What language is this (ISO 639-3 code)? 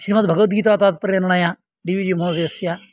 san